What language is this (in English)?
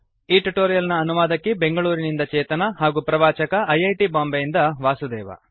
Kannada